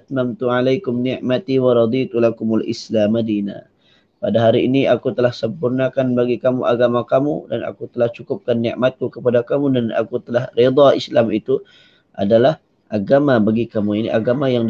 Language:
Malay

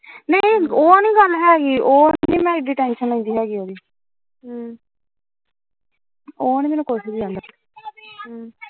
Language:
Punjabi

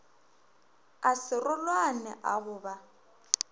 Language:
Northern Sotho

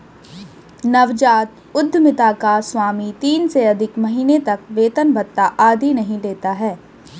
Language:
Hindi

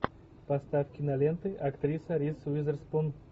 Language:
Russian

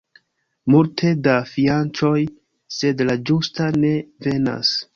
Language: Esperanto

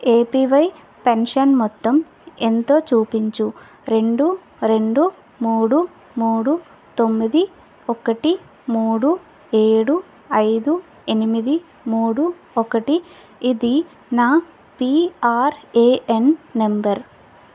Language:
Telugu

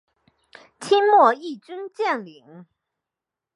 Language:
Chinese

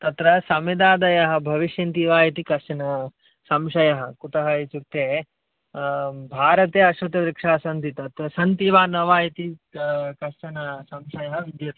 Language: Sanskrit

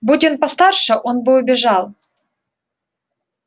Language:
Russian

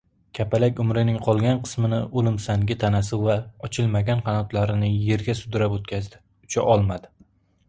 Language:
Uzbek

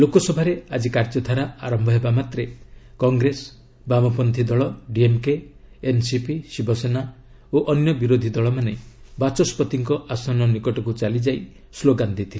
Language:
Odia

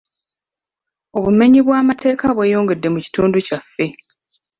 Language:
Ganda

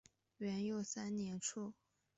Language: Chinese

